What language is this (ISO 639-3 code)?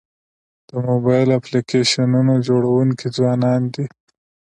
pus